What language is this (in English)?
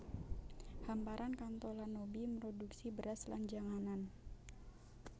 Javanese